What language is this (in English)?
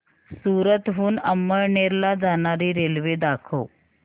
Marathi